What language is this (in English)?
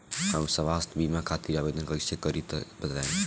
Bhojpuri